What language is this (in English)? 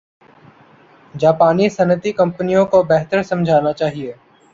Urdu